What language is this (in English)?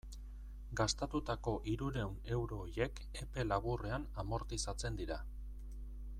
Basque